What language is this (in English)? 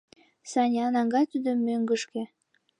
Mari